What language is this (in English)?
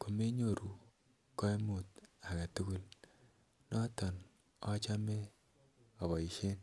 Kalenjin